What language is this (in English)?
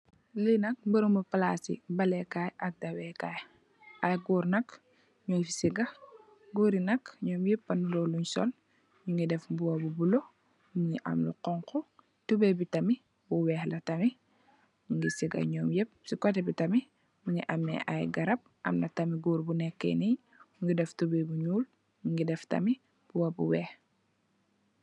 Wolof